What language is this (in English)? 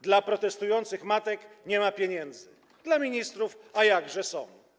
Polish